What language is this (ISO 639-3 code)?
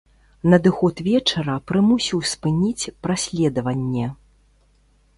bel